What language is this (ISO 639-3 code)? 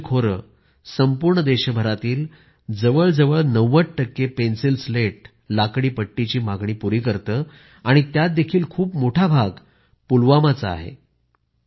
mar